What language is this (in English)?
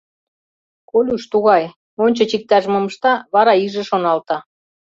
Mari